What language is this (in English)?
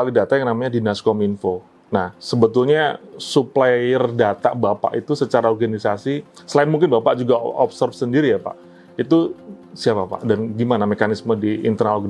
Indonesian